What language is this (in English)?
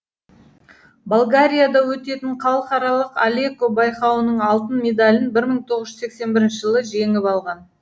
Kazakh